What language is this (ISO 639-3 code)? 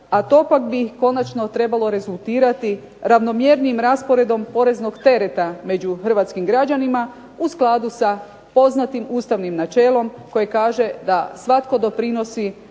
hrv